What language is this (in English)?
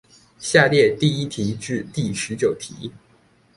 Chinese